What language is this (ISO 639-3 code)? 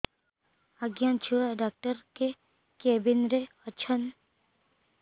ori